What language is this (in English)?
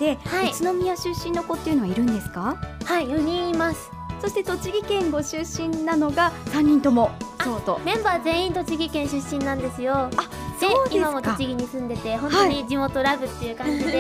Japanese